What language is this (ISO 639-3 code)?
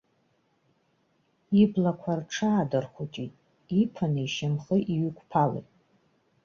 abk